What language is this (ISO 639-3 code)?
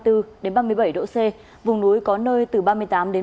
vie